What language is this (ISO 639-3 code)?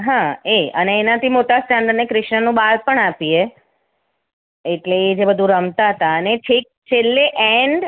guj